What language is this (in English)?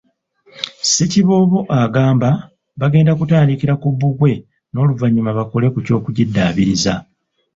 Ganda